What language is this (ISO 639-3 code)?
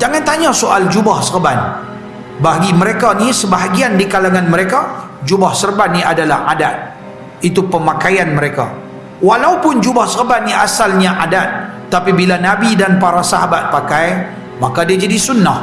msa